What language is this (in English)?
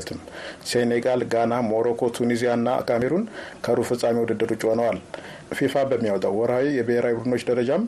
Amharic